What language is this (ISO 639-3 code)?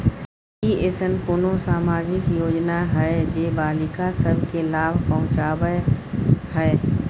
mai